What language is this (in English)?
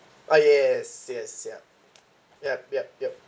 English